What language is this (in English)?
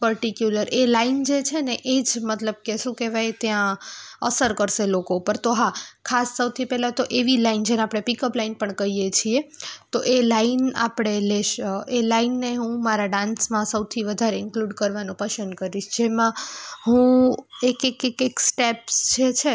Gujarati